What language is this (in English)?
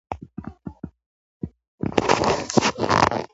Pashto